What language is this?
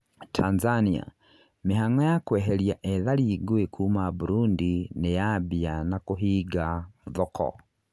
Kikuyu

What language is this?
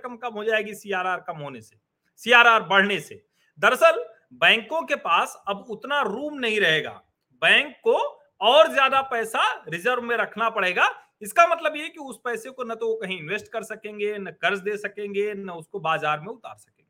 Hindi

